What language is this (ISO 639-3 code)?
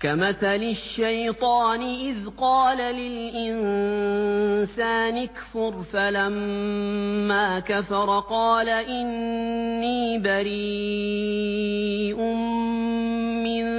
ara